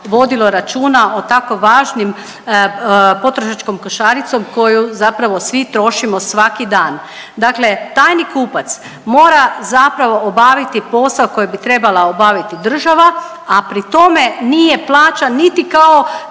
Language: Croatian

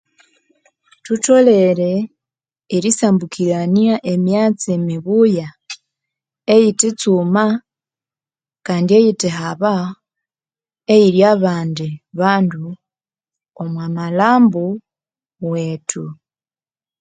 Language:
Konzo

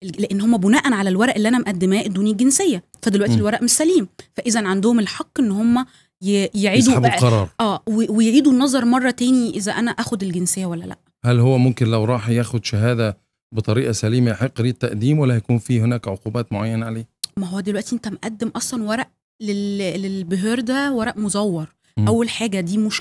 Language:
Arabic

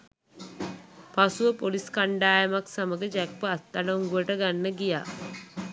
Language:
Sinhala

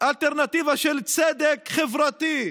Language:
Hebrew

